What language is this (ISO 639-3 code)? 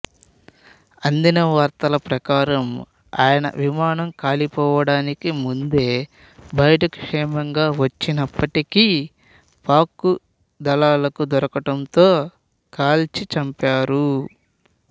tel